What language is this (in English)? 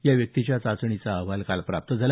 Marathi